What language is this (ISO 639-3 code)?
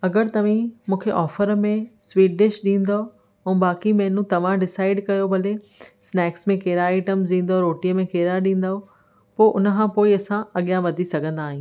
snd